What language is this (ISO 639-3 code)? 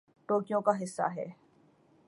urd